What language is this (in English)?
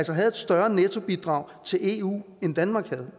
Danish